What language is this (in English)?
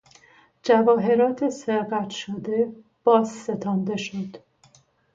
Persian